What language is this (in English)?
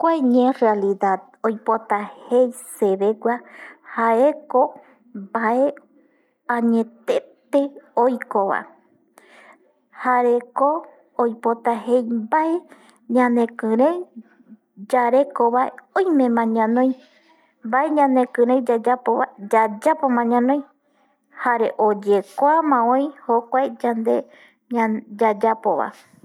Eastern Bolivian Guaraní